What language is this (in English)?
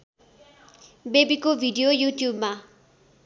Nepali